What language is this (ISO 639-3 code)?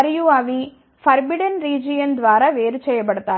tel